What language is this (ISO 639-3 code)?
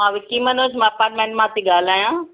snd